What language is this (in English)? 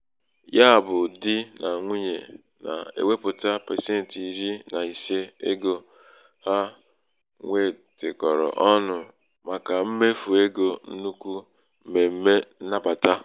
Igbo